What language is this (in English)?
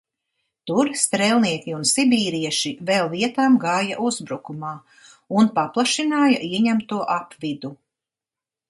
Latvian